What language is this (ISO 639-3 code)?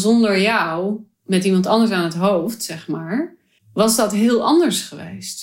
nld